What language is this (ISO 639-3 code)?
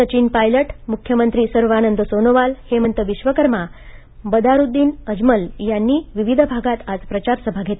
mar